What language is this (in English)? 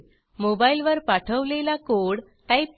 Marathi